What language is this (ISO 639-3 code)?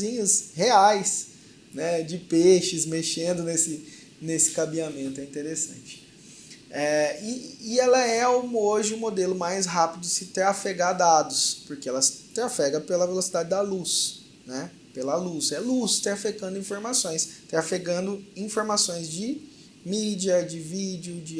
por